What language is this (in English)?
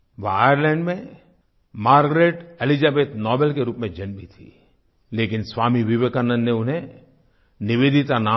Hindi